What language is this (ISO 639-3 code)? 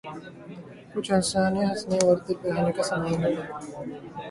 urd